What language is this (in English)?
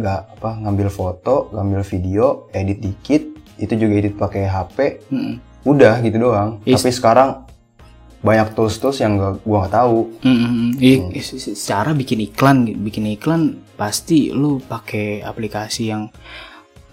Indonesian